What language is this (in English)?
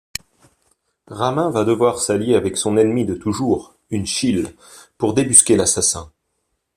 French